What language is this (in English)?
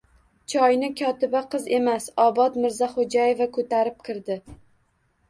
Uzbek